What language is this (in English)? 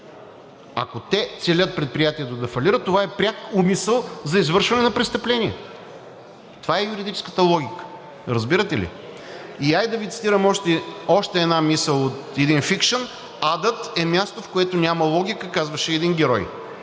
Bulgarian